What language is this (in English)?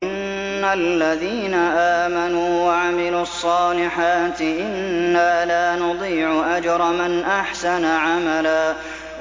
Arabic